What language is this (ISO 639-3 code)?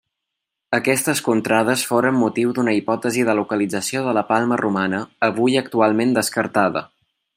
cat